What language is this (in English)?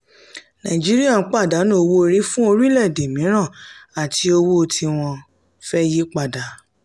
Yoruba